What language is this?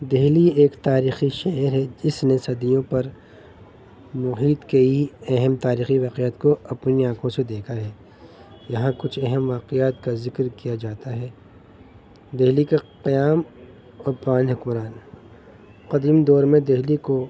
Urdu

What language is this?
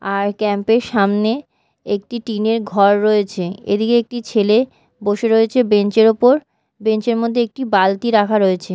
Bangla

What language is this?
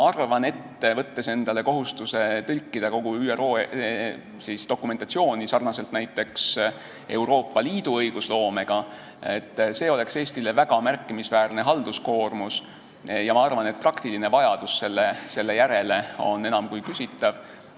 Estonian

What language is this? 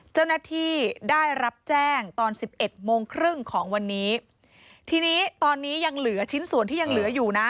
Thai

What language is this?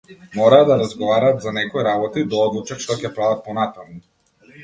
Macedonian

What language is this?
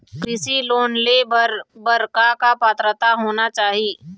Chhattisgarhi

